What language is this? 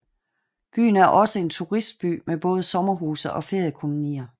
Danish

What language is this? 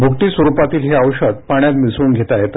Marathi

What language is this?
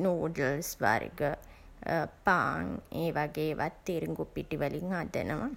Sinhala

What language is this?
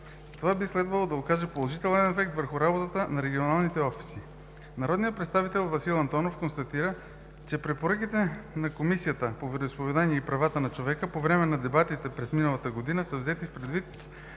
Bulgarian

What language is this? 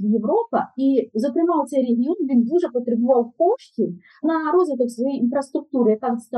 Ukrainian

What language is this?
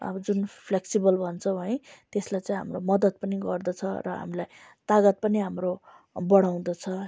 Nepali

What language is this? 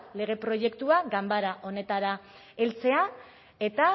Basque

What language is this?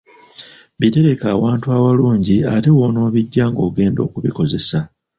Ganda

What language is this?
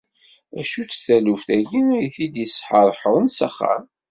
Kabyle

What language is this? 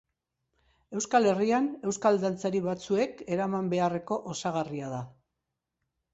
Basque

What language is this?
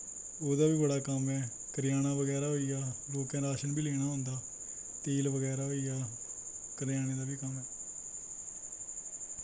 Dogri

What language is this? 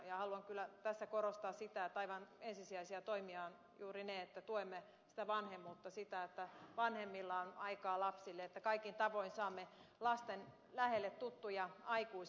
Finnish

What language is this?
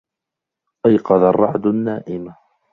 Arabic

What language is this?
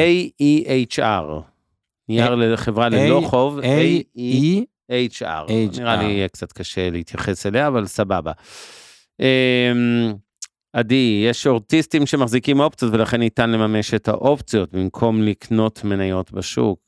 Hebrew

